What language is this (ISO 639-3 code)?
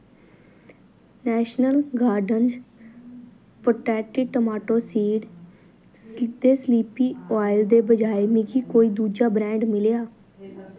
doi